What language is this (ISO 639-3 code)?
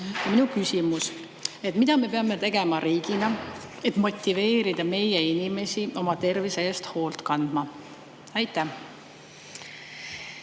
est